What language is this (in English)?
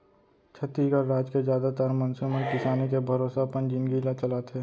Chhattisgarhi